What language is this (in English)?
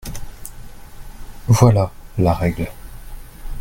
French